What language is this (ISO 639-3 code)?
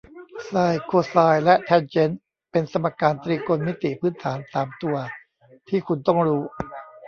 tha